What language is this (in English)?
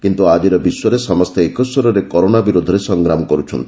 Odia